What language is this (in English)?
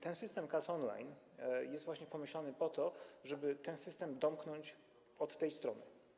Polish